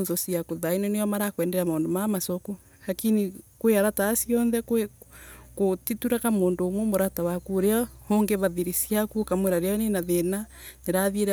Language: Embu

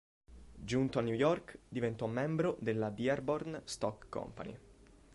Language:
Italian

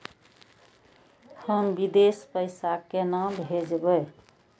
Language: Maithili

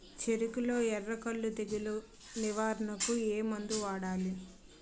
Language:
Telugu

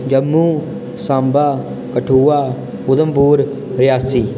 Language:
Dogri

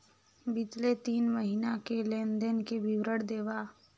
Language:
Chhattisgarhi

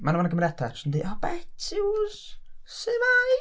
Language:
Welsh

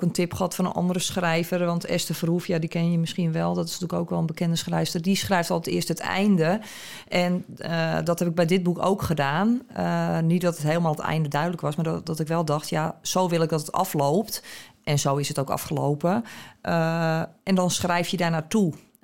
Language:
Dutch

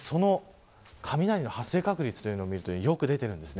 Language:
Japanese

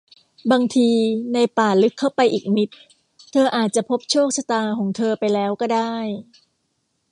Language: Thai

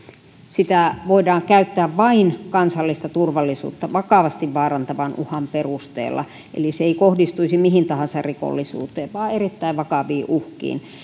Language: Finnish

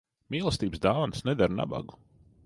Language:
Latvian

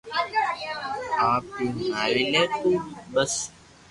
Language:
Loarki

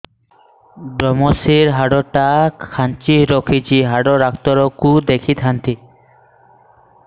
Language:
Odia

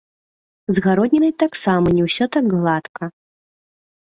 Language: Belarusian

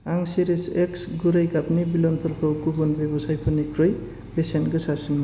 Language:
Bodo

